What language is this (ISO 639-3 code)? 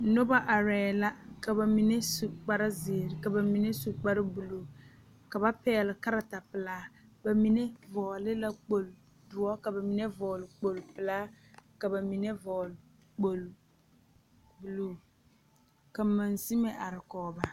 dga